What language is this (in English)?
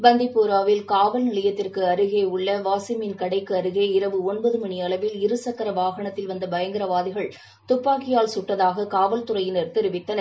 Tamil